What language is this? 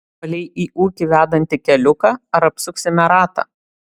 Lithuanian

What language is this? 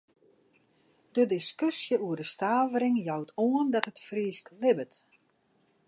Western Frisian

